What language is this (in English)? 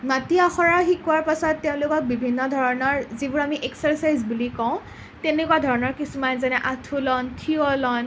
Assamese